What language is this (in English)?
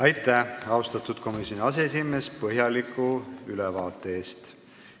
Estonian